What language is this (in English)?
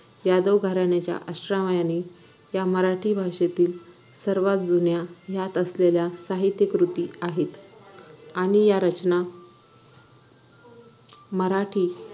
Marathi